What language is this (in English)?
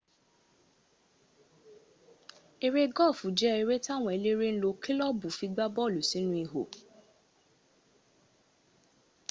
Yoruba